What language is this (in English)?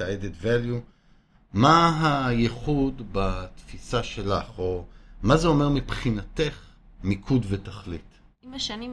Hebrew